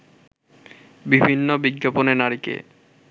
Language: Bangla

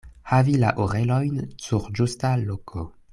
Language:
Esperanto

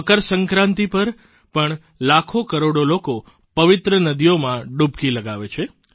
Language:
Gujarati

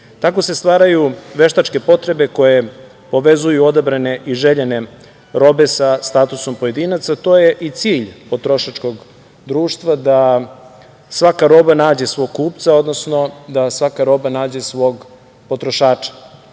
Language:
Serbian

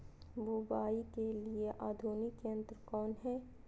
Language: Magahi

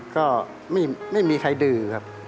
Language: Thai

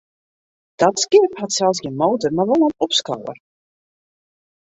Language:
Western Frisian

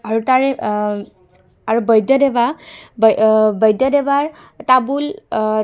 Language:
Assamese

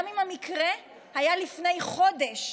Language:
Hebrew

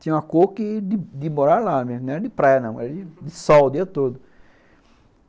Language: Portuguese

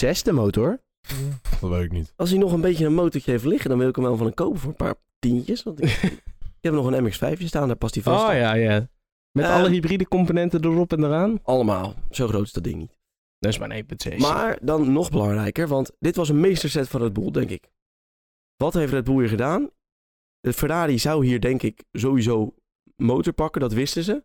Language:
Dutch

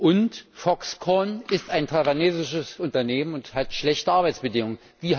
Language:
German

